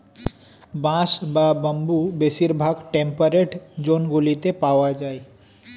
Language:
Bangla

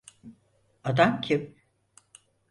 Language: Turkish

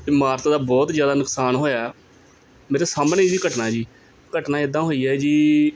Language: Punjabi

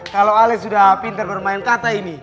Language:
Indonesian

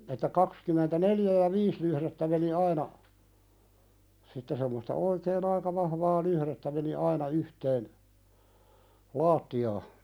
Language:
Finnish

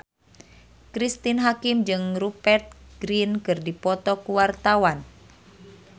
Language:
Sundanese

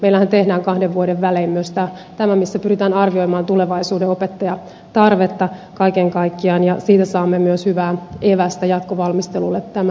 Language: Finnish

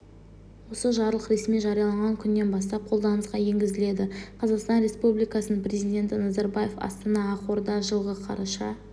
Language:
Kazakh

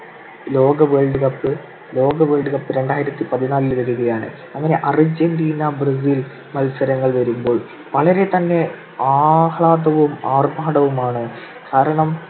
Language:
Malayalam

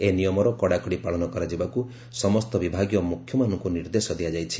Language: Odia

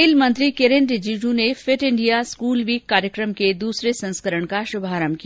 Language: Hindi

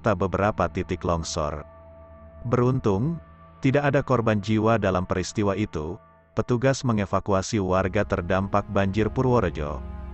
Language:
Indonesian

